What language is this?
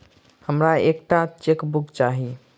Maithili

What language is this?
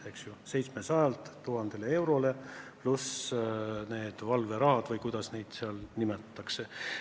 Estonian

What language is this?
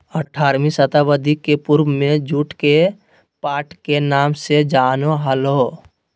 Magahi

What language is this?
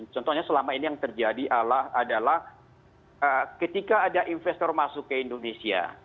Indonesian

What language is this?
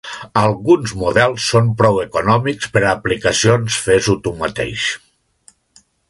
Catalan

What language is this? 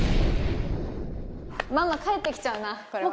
Japanese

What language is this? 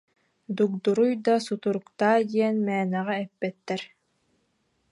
Yakut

